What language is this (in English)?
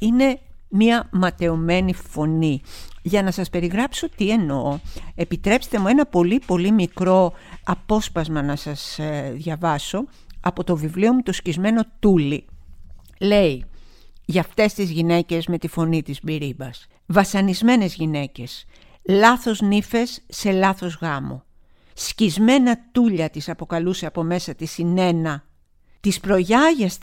Greek